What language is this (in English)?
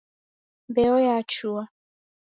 Taita